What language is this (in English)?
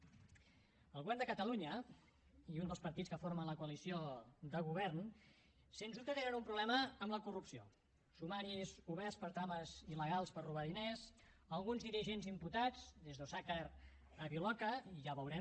Catalan